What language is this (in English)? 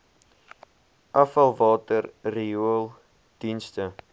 Afrikaans